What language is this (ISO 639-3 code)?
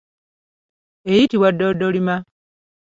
lug